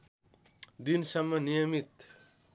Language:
Nepali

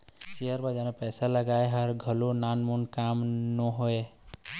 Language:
Chhattisgarhi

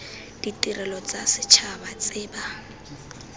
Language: Tswana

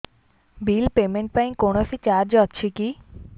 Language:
Odia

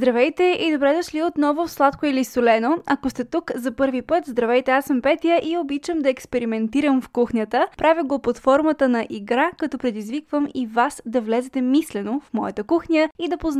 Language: Bulgarian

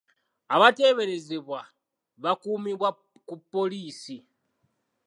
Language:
Ganda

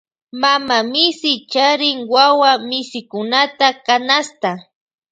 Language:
Loja Highland Quichua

